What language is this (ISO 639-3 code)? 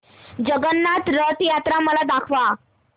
mar